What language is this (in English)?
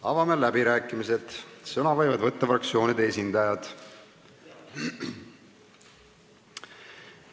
Estonian